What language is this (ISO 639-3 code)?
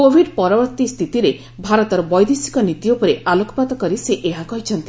ori